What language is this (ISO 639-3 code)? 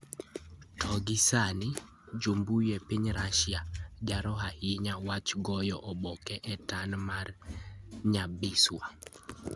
luo